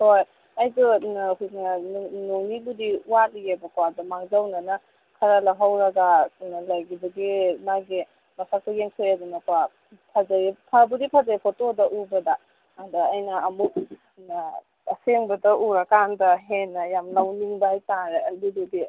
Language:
Manipuri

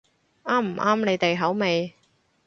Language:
Cantonese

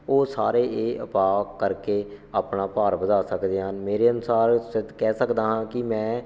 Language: Punjabi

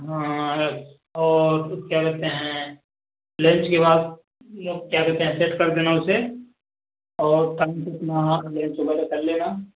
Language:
Hindi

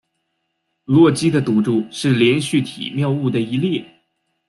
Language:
Chinese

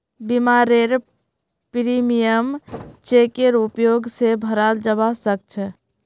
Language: Magahi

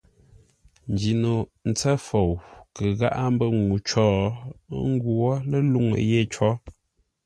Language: Ngombale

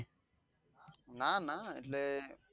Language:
Gujarati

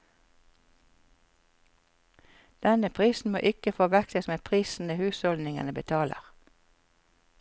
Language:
Norwegian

